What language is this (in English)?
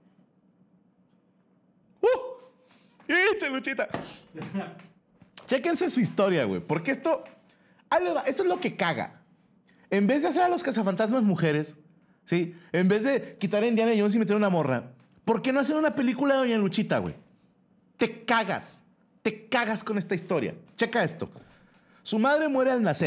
Spanish